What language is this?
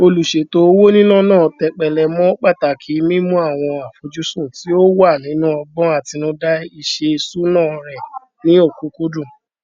Yoruba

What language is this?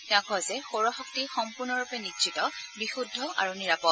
Assamese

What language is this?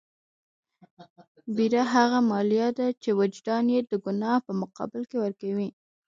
Pashto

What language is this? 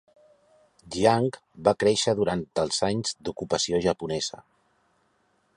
Catalan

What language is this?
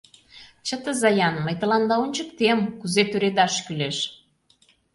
Mari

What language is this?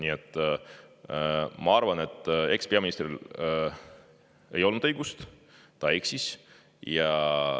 Estonian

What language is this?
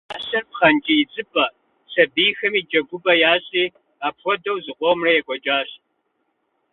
Kabardian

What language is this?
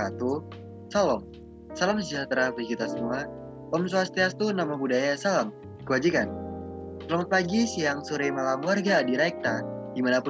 Indonesian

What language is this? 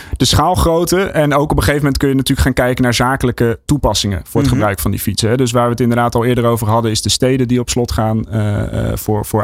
Dutch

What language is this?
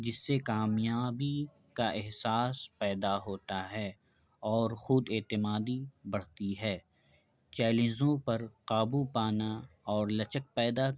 Urdu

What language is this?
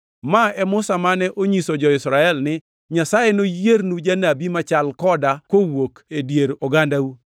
Luo (Kenya and Tanzania)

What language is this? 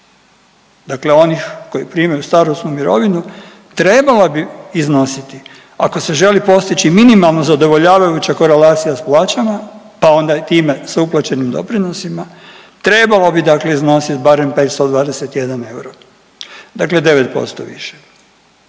Croatian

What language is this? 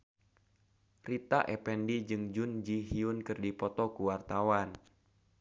Sundanese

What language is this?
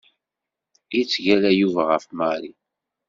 Kabyle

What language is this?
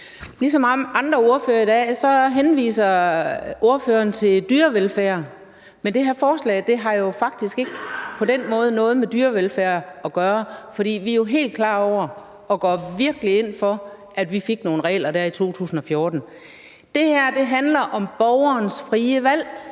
Danish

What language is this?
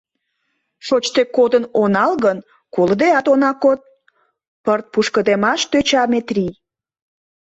Mari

